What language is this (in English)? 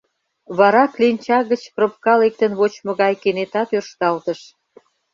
Mari